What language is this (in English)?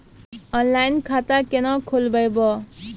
Maithili